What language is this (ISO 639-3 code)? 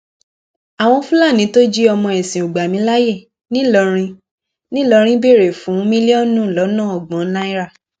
yor